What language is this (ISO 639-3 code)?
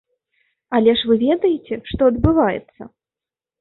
bel